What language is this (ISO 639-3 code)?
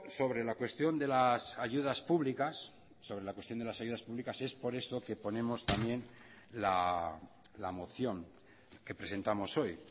spa